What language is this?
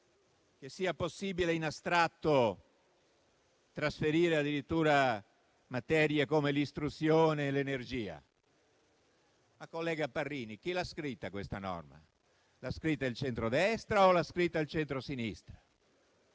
Italian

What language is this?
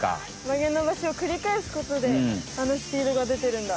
Japanese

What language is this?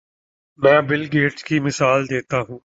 Urdu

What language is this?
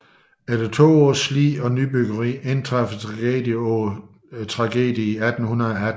Danish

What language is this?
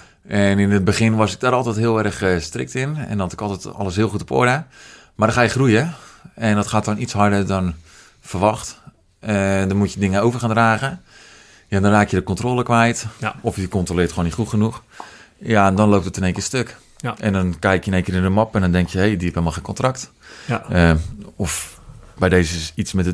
Dutch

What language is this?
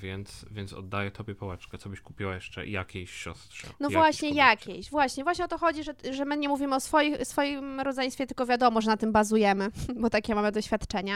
Polish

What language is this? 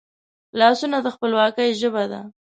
Pashto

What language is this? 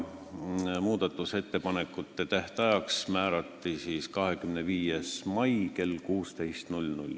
Estonian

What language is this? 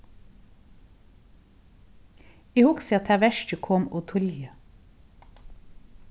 Faroese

